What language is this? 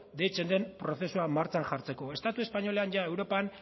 Basque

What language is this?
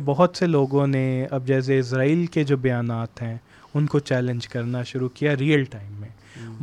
Urdu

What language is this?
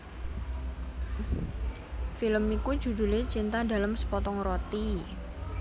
Javanese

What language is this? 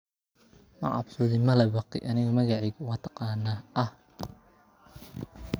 Somali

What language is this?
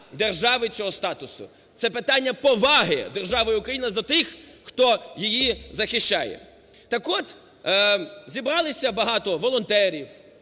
Ukrainian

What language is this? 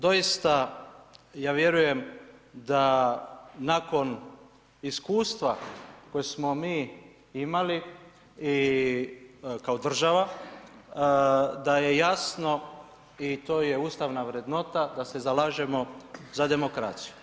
Croatian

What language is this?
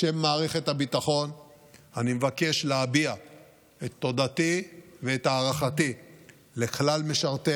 Hebrew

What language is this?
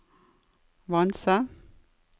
Norwegian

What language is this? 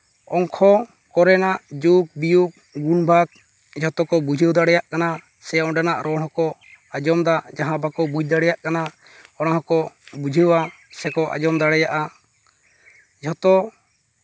Santali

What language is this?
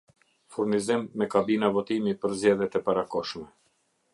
Albanian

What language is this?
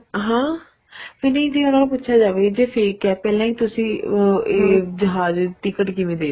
Punjabi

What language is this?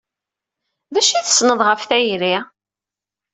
Kabyle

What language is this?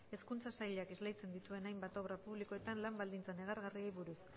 Basque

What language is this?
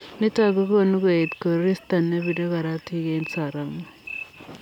Kalenjin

